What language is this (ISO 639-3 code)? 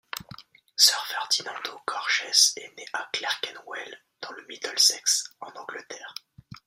fra